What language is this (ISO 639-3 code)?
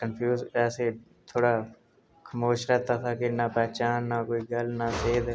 doi